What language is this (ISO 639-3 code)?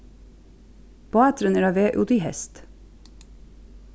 fao